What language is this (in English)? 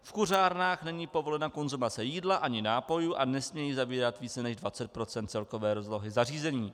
Czech